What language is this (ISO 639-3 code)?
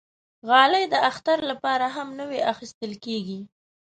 pus